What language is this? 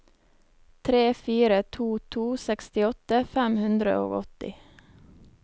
Norwegian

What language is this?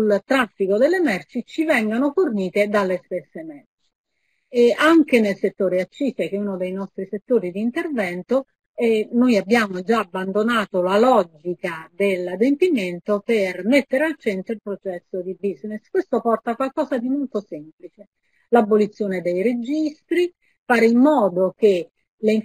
Italian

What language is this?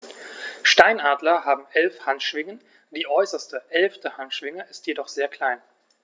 German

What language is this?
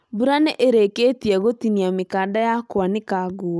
Kikuyu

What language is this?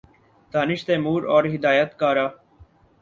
Urdu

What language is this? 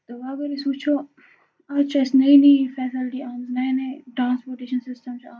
Kashmiri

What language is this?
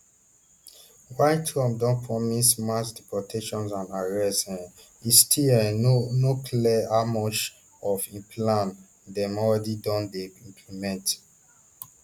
Nigerian Pidgin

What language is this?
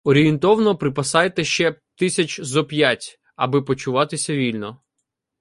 Ukrainian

